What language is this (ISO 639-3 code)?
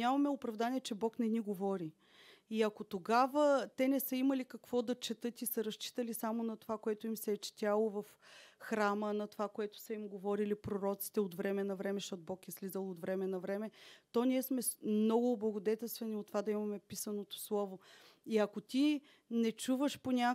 bul